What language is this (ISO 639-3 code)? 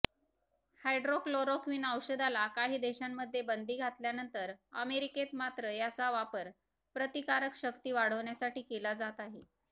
mar